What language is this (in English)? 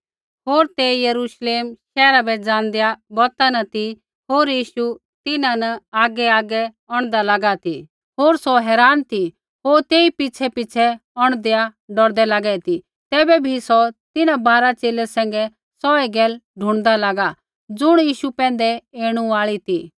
Kullu Pahari